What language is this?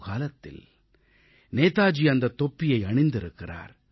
Tamil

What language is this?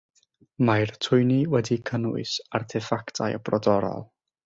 Welsh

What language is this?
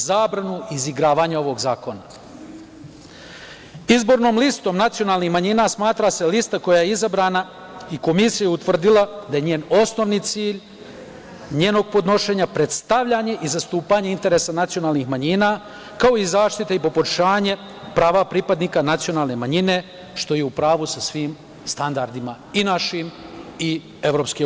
Serbian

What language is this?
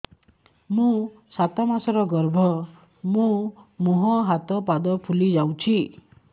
Odia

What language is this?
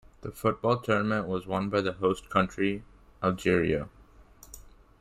English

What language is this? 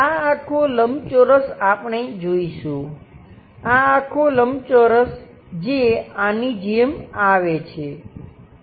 Gujarati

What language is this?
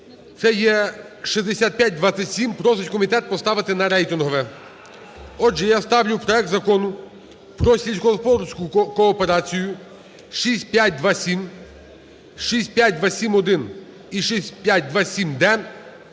Ukrainian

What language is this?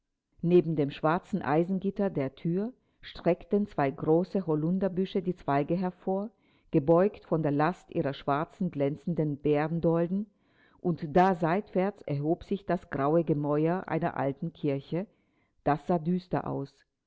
German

